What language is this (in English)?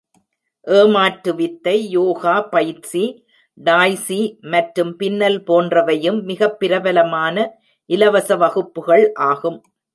Tamil